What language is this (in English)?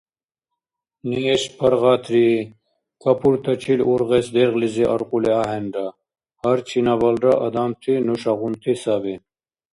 Dargwa